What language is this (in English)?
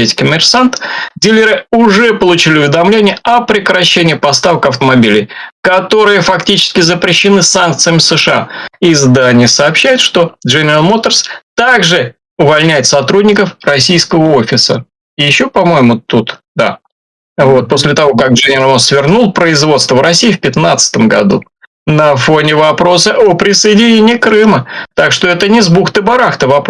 Russian